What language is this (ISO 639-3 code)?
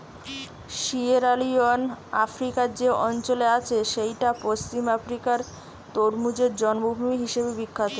ben